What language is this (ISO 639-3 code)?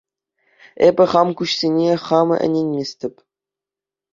chv